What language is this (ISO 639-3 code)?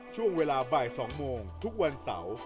tha